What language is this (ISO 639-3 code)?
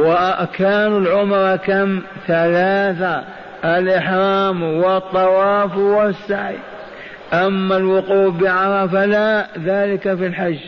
ara